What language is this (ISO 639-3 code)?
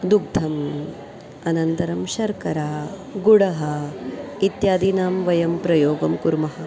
san